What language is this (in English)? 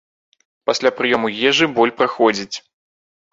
Belarusian